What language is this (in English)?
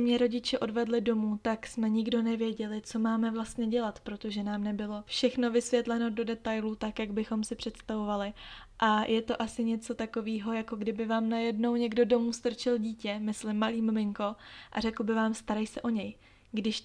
Czech